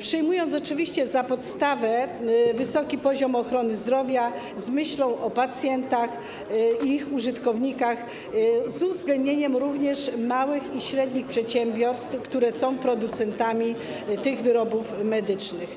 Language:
Polish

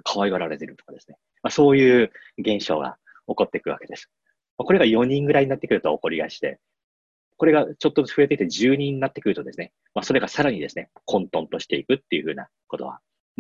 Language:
Japanese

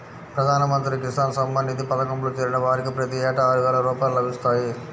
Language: Telugu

